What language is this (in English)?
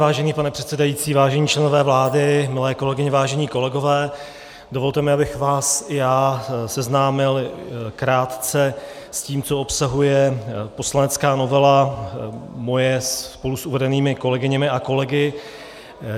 Czech